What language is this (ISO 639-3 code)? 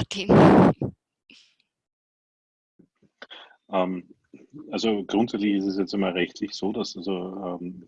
deu